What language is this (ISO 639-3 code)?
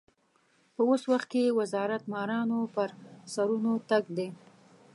pus